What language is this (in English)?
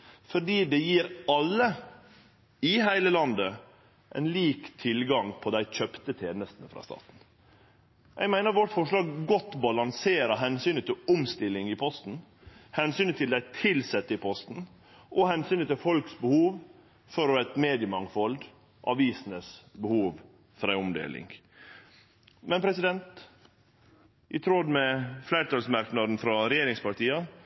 Norwegian Nynorsk